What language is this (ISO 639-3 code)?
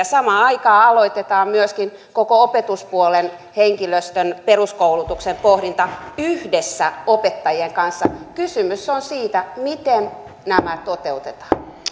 fin